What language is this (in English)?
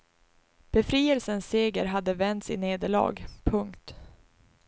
Swedish